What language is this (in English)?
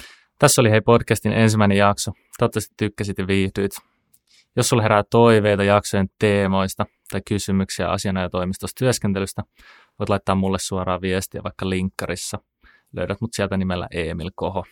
Finnish